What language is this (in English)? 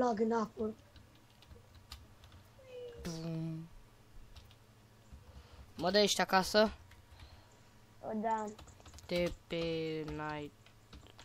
Romanian